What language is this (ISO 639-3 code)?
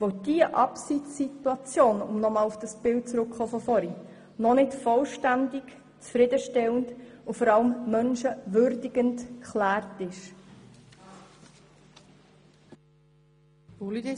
gsw